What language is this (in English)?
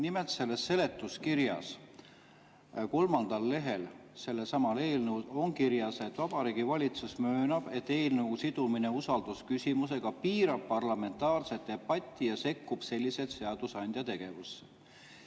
Estonian